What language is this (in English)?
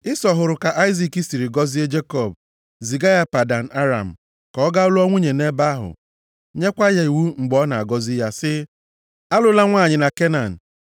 Igbo